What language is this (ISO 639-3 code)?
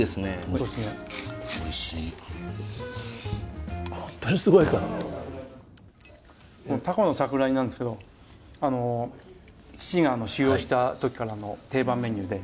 jpn